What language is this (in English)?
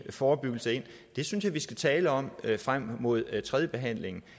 Danish